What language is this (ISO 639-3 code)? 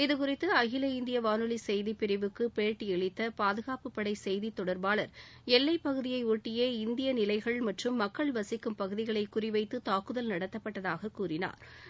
tam